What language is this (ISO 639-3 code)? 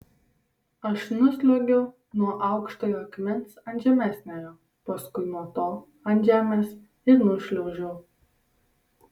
lit